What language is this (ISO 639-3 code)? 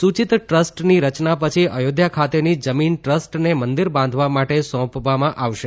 guj